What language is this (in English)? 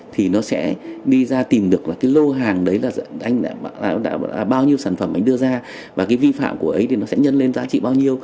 Vietnamese